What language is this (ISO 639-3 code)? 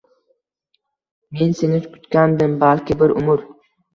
uzb